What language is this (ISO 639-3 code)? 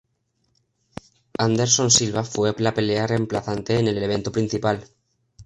spa